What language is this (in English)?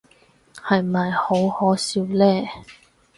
Cantonese